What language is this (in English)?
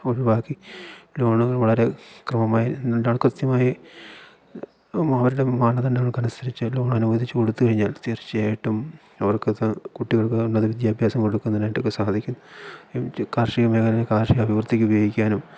Malayalam